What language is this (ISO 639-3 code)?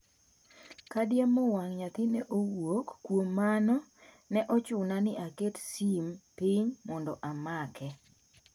luo